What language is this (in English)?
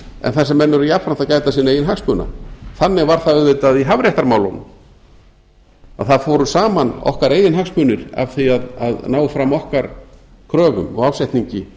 Icelandic